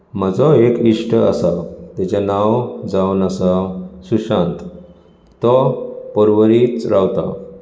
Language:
Konkani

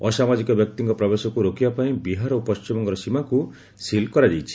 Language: Odia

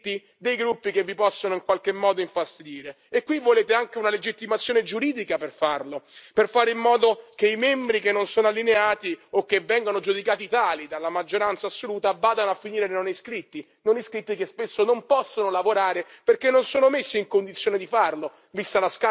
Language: Italian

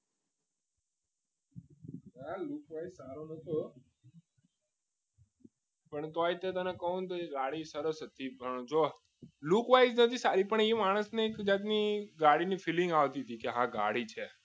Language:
Gujarati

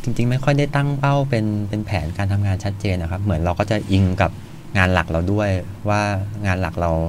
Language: Thai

